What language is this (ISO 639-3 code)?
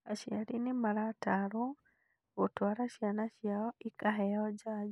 kik